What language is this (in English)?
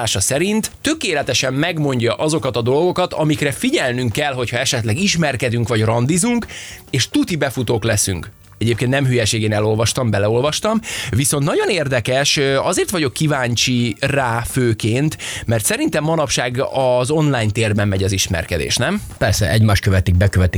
Hungarian